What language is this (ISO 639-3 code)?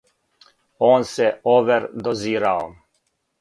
srp